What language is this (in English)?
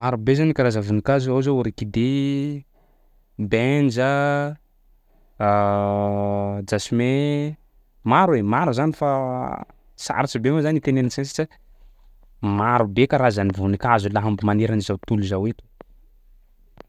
Sakalava Malagasy